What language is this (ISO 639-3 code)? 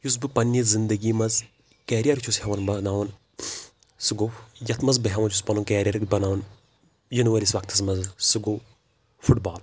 kas